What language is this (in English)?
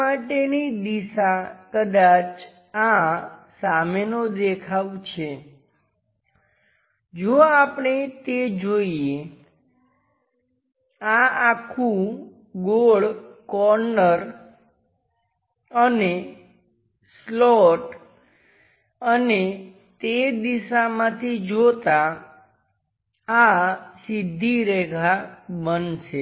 Gujarati